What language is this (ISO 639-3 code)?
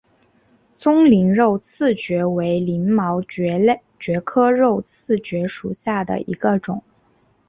zho